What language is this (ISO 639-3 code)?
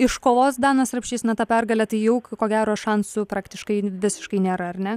lit